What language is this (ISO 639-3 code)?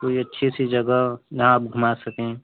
hin